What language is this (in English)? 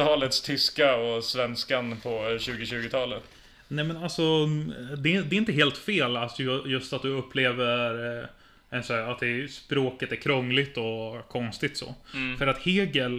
Swedish